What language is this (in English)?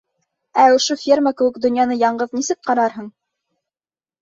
Bashkir